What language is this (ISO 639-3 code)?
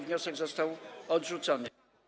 pol